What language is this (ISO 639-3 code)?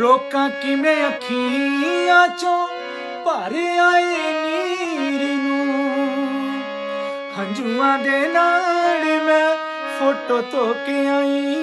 hin